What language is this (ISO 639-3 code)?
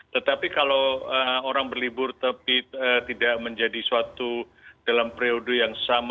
ind